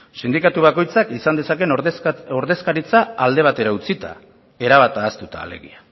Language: Basque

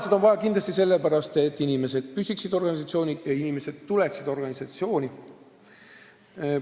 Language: Estonian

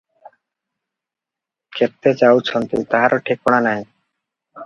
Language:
Odia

